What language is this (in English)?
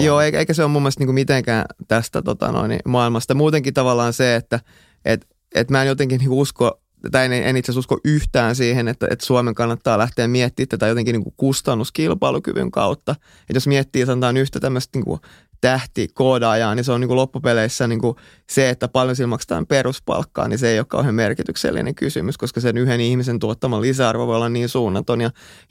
Finnish